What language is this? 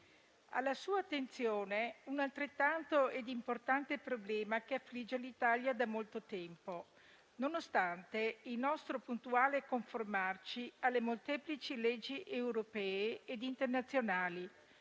Italian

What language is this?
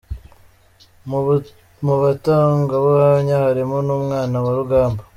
Kinyarwanda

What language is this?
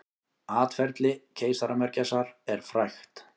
Icelandic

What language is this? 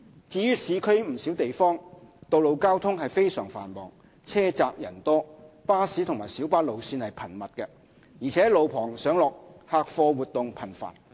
Cantonese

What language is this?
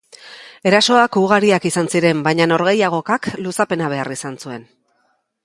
Basque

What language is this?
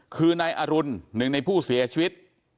Thai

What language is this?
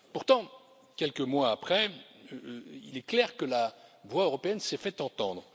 French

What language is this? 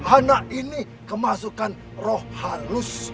Indonesian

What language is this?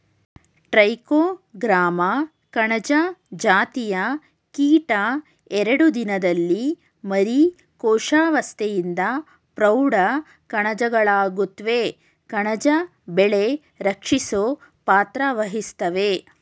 Kannada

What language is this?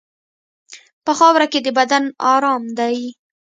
Pashto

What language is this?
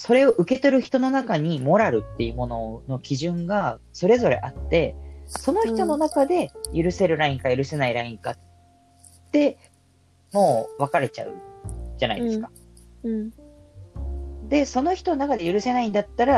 Japanese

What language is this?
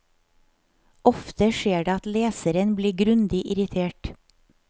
Norwegian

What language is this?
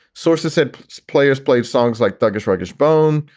English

